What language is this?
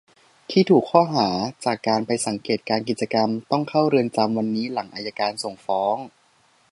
Thai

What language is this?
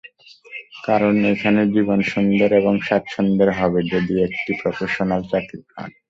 Bangla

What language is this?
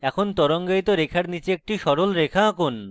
Bangla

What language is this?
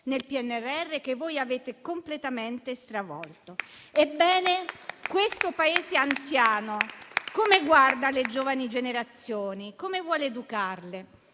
Italian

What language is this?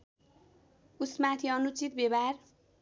Nepali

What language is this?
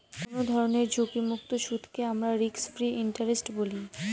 Bangla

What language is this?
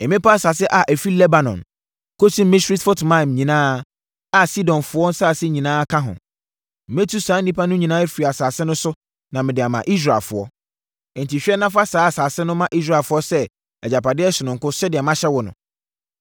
Akan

